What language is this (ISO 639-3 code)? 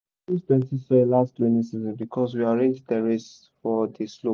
pcm